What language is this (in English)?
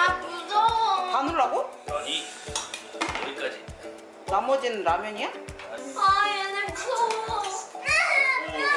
Korean